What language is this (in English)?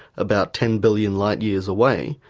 English